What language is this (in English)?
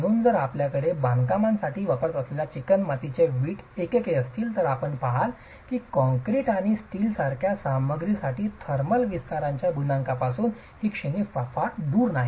Marathi